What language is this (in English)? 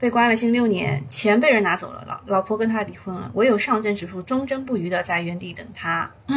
Chinese